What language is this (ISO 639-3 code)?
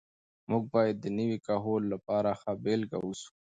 pus